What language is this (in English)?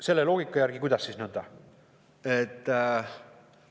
Estonian